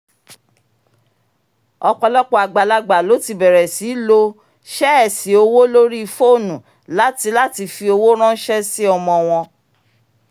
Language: Yoruba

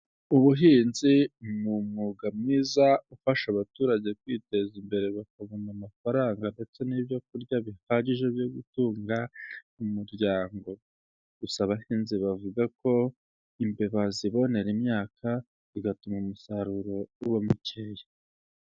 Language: Kinyarwanda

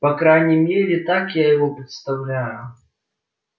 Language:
Russian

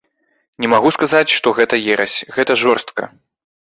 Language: Belarusian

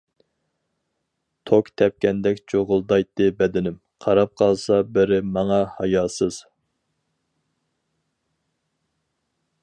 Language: Uyghur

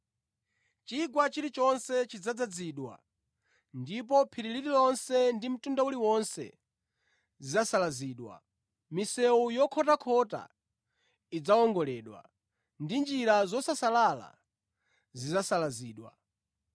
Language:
Nyanja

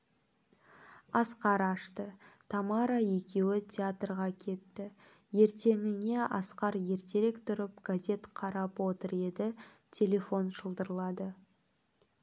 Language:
Kazakh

